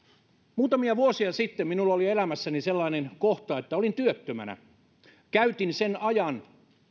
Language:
Finnish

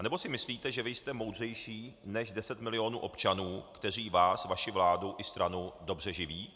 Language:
Czech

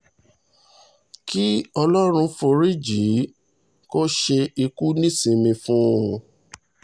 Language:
Yoruba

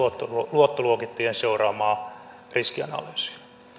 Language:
Finnish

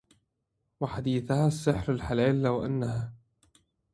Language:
Arabic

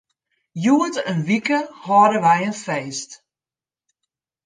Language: Western Frisian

